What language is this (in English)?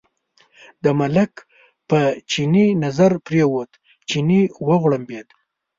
Pashto